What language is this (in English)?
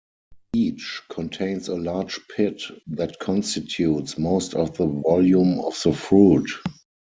English